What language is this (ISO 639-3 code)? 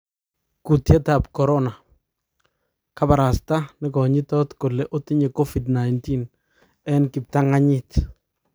kln